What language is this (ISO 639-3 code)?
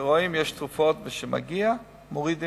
heb